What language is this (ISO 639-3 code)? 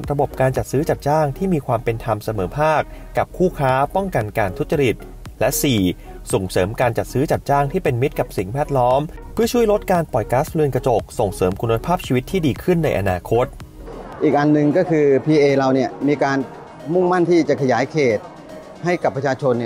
tha